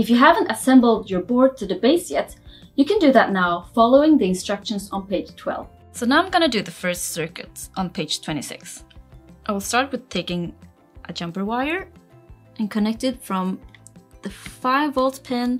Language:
English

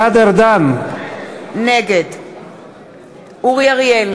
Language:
Hebrew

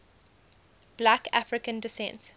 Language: English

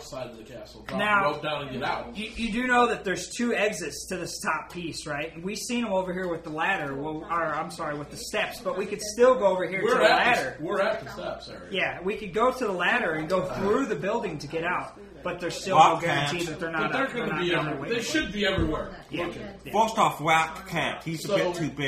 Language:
English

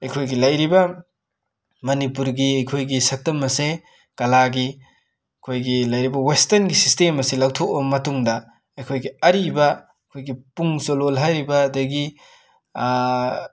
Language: Manipuri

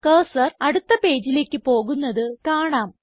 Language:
Malayalam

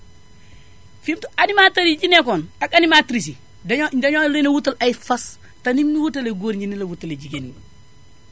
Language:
Wolof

